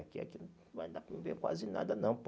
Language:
Portuguese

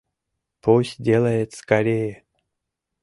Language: Mari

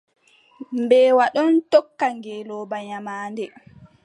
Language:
Adamawa Fulfulde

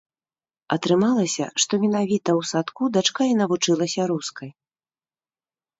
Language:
Belarusian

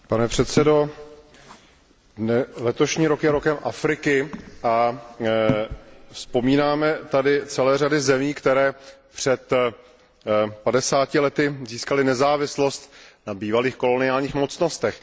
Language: Czech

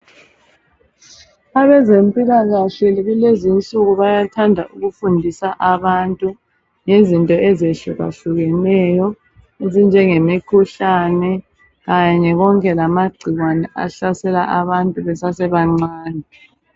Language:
North Ndebele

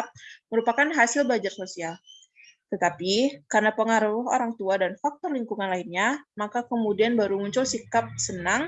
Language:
Indonesian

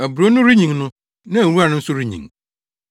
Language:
Akan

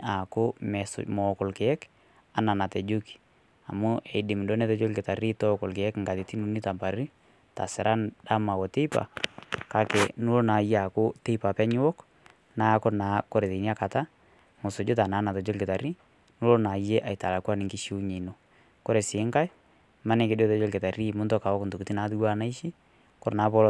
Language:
Masai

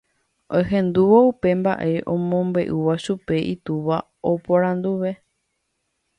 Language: Guarani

